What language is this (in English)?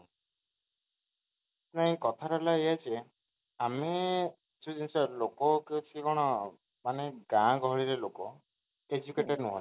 Odia